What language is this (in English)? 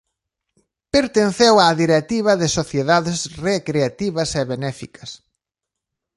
Galician